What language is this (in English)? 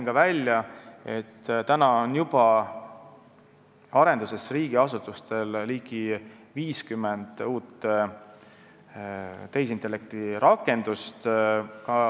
Estonian